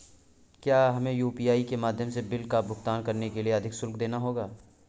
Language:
Hindi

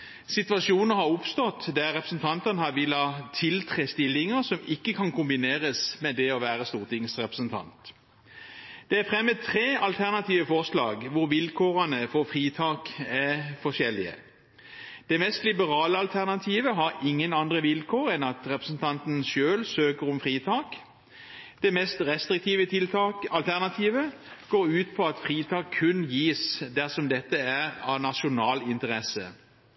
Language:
Norwegian Bokmål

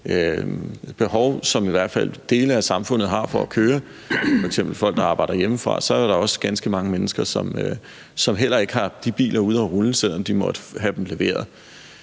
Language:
Danish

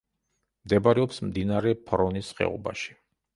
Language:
Georgian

